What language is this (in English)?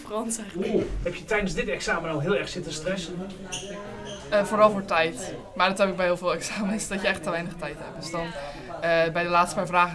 Dutch